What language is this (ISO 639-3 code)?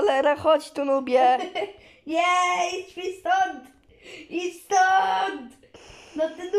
pol